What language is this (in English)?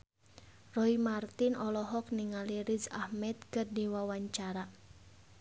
Sundanese